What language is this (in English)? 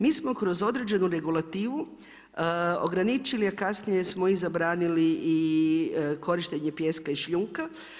Croatian